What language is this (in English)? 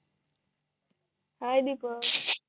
Marathi